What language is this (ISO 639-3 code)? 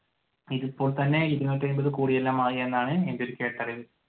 mal